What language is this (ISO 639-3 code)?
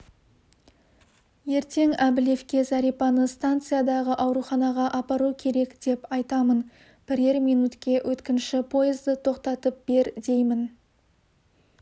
kaz